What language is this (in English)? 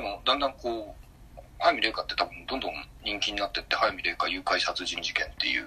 Japanese